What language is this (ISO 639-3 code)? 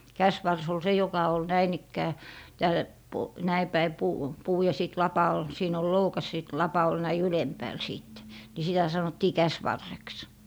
fin